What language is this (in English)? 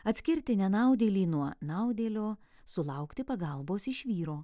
Lithuanian